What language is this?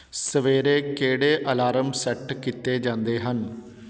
Punjabi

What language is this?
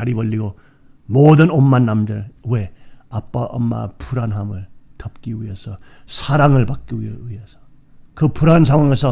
Korean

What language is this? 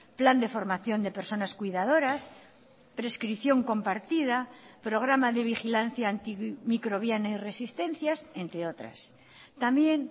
Spanish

